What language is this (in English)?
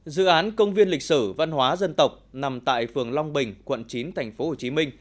Vietnamese